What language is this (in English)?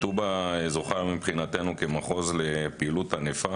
Hebrew